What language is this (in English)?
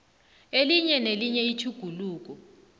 South Ndebele